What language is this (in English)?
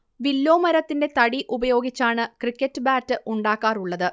Malayalam